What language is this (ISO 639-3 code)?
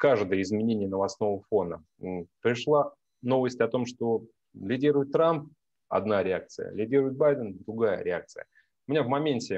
rus